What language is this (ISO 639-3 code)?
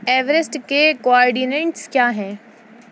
urd